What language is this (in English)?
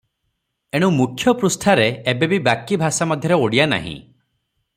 Odia